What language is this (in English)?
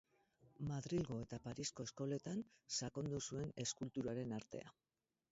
Basque